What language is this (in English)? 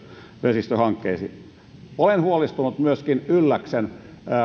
Finnish